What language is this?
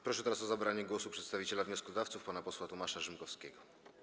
Polish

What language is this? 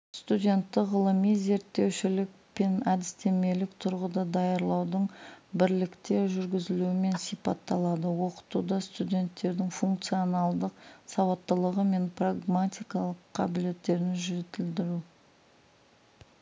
Kazakh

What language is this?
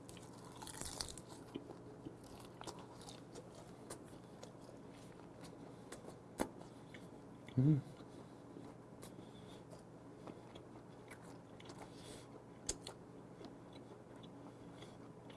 Korean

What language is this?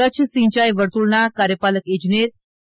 Gujarati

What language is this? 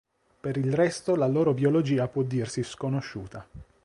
Italian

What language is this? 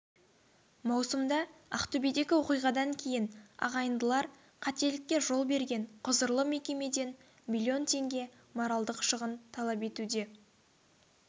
Kazakh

